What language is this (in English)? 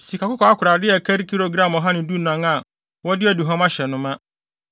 Akan